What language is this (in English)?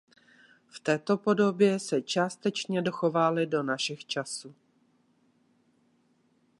Czech